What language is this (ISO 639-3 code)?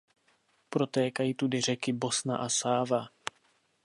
ces